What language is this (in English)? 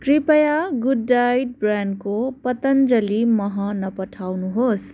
Nepali